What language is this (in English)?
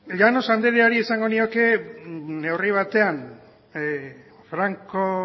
Basque